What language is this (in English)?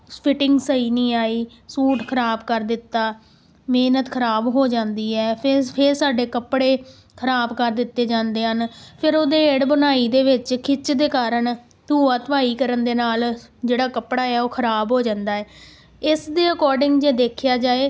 Punjabi